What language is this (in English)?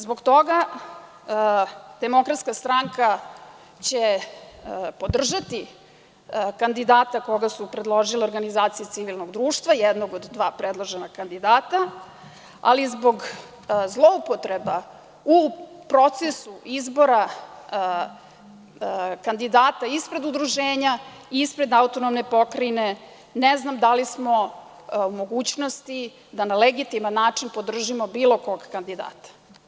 Serbian